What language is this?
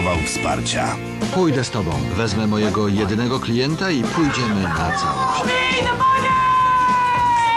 Polish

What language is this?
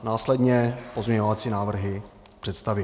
Czech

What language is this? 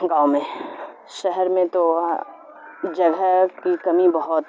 Urdu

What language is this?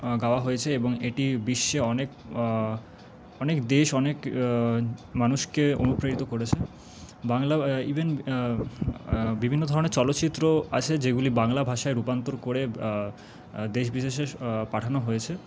Bangla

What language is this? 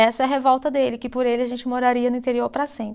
Portuguese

